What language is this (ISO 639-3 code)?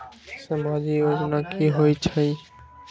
mag